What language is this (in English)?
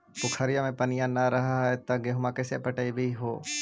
Magahi